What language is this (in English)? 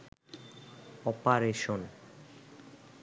Bangla